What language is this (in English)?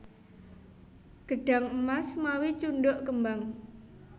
Javanese